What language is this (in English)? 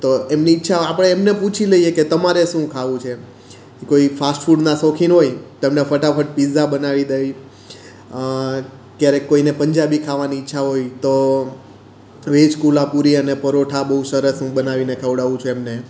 Gujarati